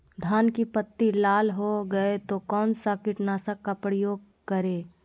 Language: Magahi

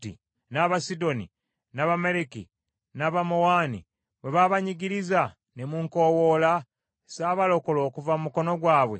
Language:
Ganda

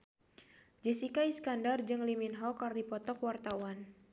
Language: Sundanese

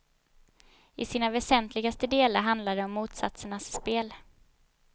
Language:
Swedish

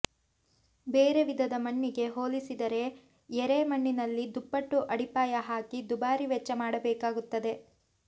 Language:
Kannada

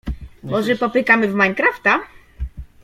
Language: Polish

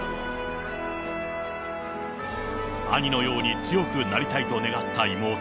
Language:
Japanese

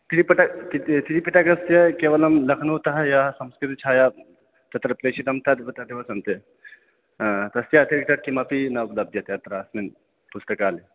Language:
Sanskrit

